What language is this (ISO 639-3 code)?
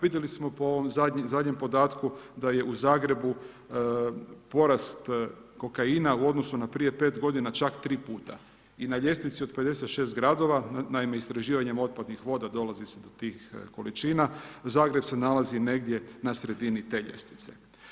hrv